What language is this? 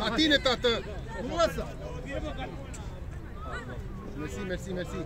Romanian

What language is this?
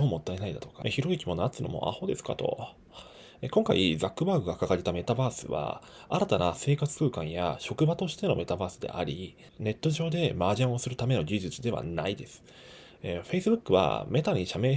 Japanese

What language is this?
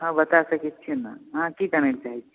Maithili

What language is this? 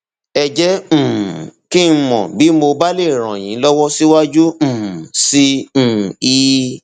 Yoruba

